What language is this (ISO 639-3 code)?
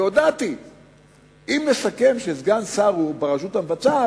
heb